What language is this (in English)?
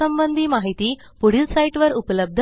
Marathi